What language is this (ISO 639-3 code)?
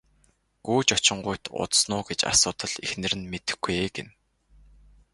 mon